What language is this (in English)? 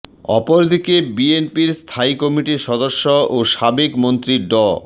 Bangla